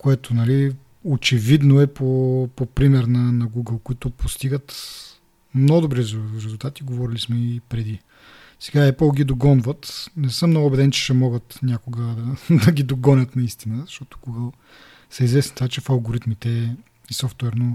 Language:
Bulgarian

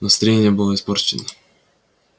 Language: Russian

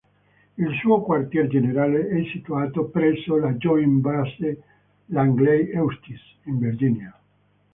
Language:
Italian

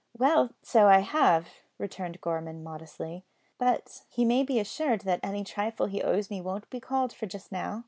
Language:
English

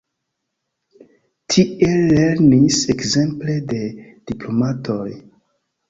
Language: Esperanto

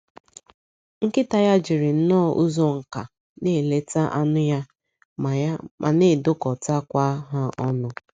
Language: Igbo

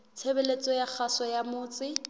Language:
Southern Sotho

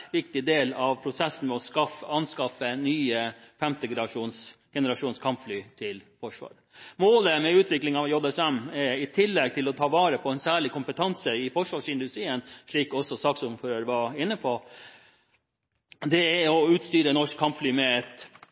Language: Norwegian Bokmål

